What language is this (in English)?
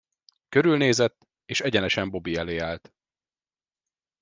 Hungarian